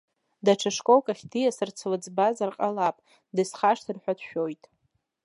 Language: Abkhazian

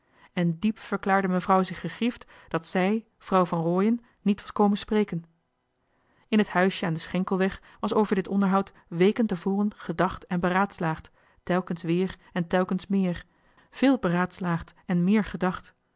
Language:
Dutch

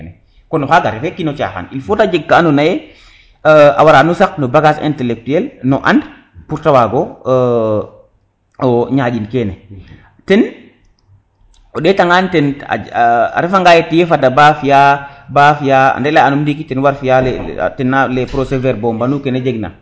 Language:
Serer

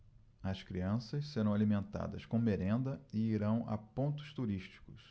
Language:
Portuguese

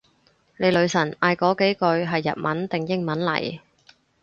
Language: Cantonese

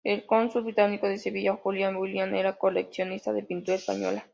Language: Spanish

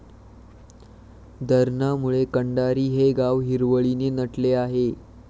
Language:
Marathi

